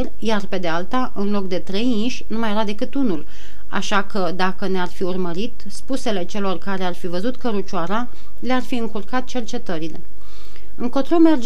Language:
Romanian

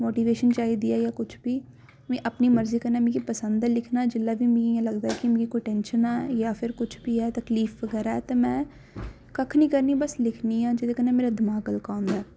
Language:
Dogri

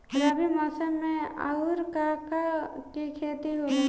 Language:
Bhojpuri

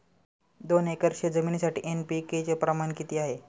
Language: Marathi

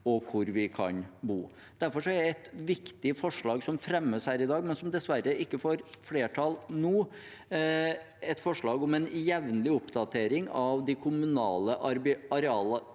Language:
Norwegian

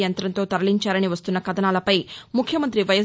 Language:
Telugu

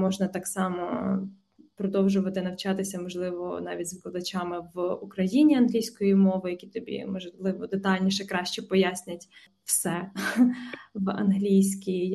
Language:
Ukrainian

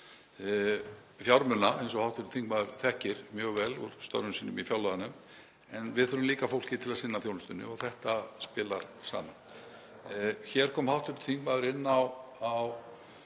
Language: Icelandic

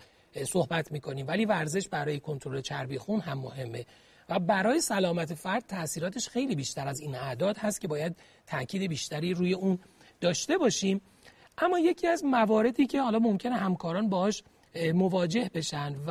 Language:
Persian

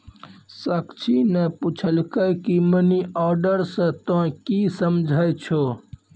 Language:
Maithili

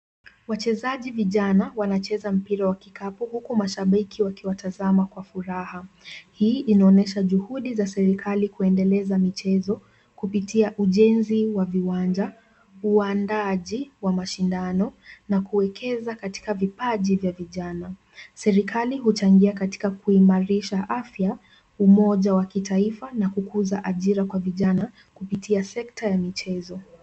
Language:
Swahili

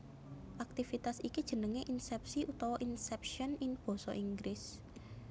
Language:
Javanese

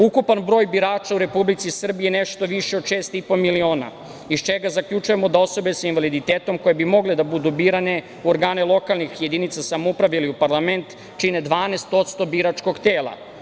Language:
Serbian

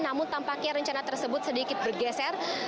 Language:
Indonesian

